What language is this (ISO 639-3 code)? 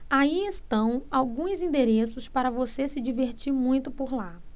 por